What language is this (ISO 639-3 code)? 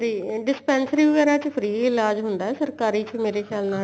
pan